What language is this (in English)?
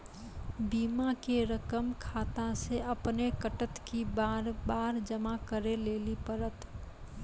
Maithili